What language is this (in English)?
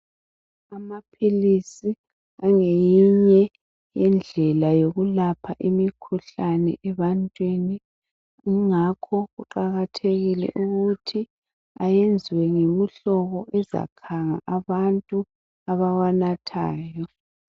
North Ndebele